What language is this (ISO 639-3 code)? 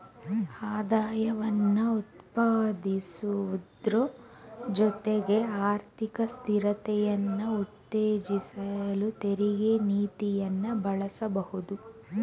kan